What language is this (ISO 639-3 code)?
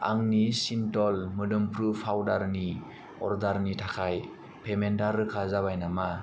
brx